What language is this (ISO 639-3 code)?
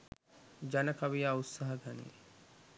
sin